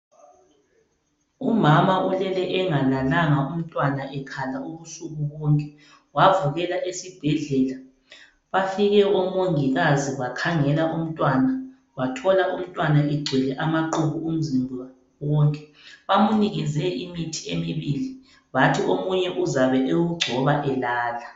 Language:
North Ndebele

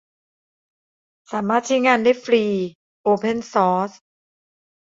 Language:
Thai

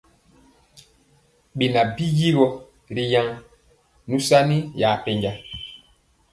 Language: Mpiemo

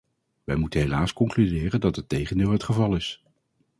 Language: Dutch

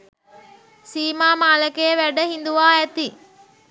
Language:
Sinhala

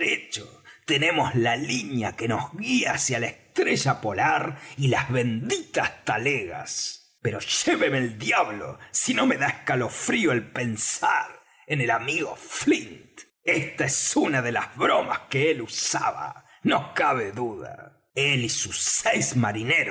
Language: Spanish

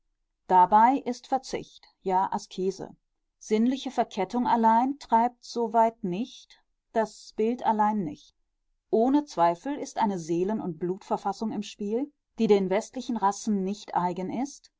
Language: German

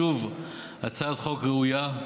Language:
Hebrew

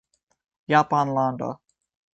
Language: Esperanto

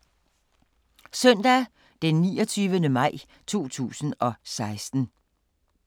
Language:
Danish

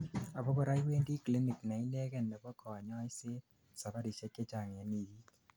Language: Kalenjin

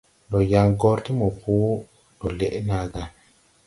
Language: Tupuri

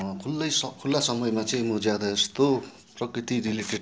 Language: Nepali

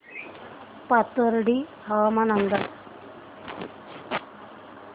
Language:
Marathi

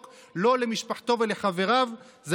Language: Hebrew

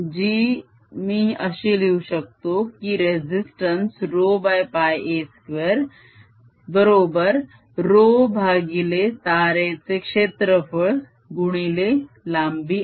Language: Marathi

